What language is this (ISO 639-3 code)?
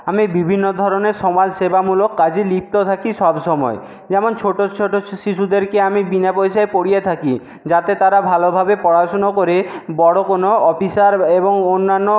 ben